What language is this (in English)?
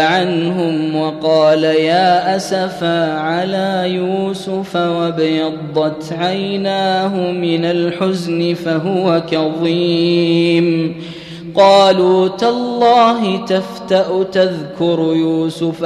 Arabic